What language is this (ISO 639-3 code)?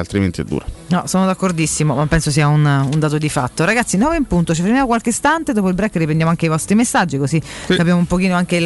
ita